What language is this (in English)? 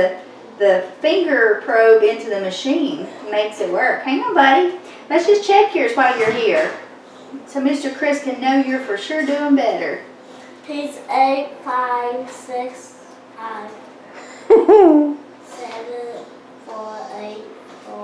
English